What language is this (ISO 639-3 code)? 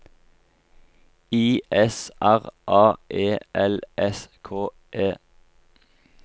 nor